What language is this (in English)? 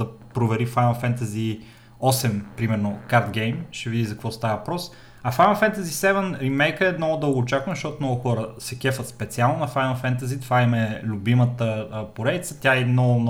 Bulgarian